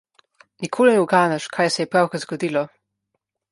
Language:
Slovenian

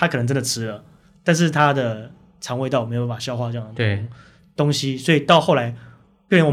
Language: Chinese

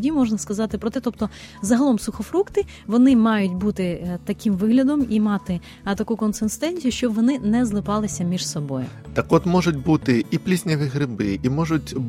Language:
Ukrainian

